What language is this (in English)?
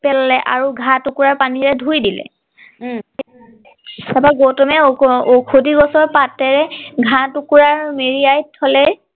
Assamese